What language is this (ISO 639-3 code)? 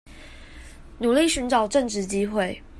zho